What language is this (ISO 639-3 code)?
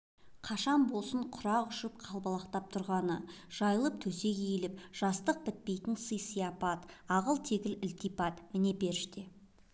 kaz